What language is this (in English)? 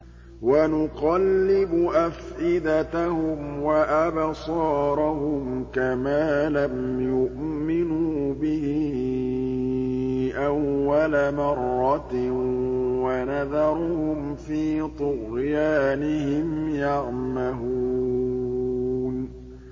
Arabic